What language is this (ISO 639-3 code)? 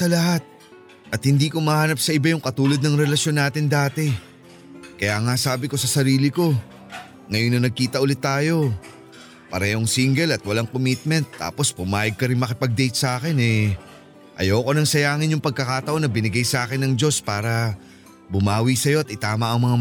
fil